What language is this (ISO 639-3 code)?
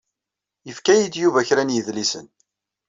kab